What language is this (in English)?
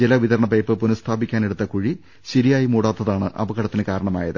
Malayalam